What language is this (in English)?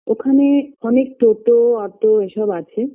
Bangla